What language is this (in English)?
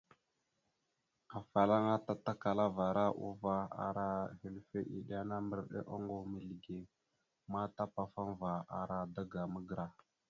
Mada (Cameroon)